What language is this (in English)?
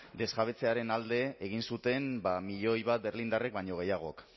Basque